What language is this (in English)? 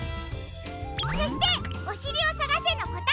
Japanese